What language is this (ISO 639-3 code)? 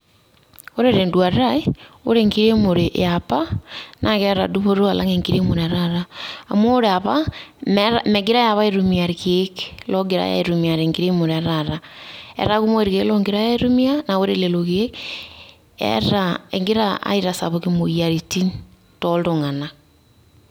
mas